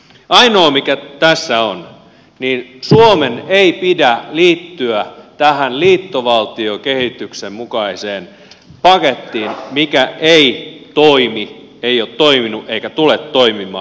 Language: Finnish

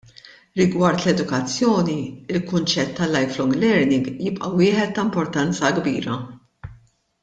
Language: Maltese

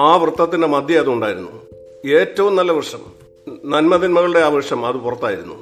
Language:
Malayalam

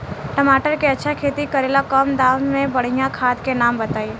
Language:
Bhojpuri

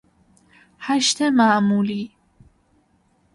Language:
Persian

